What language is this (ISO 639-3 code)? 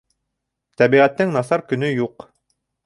bak